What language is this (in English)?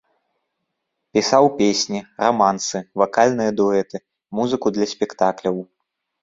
Belarusian